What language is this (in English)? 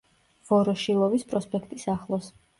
Georgian